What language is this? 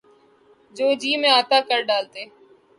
Urdu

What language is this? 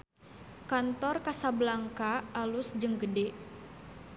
Sundanese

